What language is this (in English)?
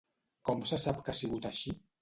Catalan